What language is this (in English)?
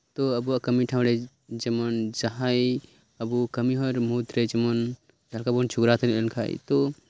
Santali